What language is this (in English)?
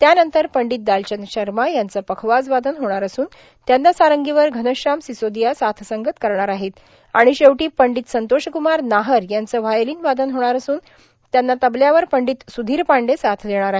Marathi